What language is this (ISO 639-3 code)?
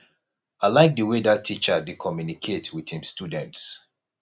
pcm